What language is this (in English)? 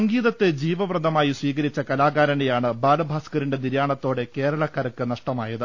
Malayalam